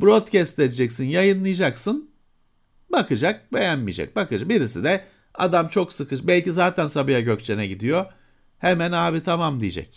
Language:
Turkish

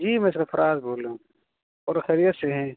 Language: Urdu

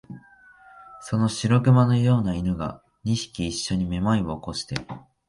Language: Japanese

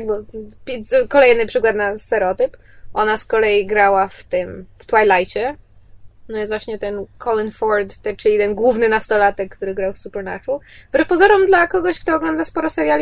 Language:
Polish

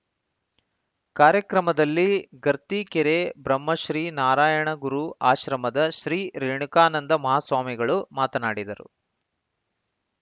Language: Kannada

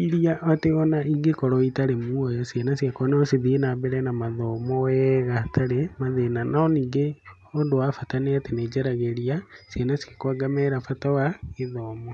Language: Kikuyu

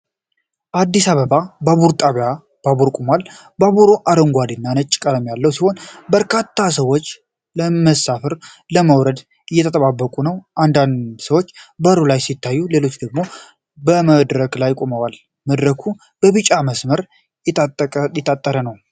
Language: Amharic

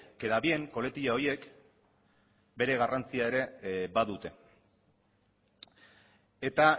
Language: Basque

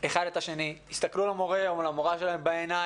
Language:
Hebrew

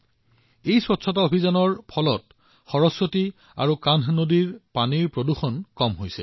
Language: Assamese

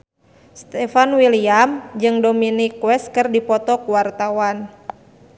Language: Sundanese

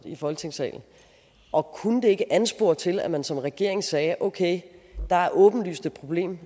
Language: Danish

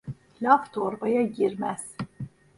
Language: Turkish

